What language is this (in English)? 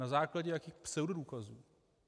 Czech